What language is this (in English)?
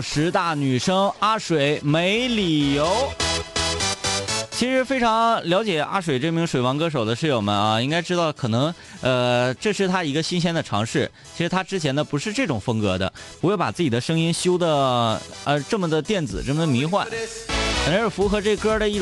Chinese